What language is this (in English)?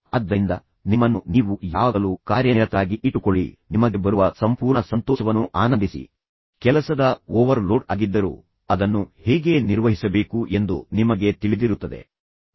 Kannada